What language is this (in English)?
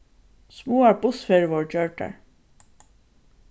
Faroese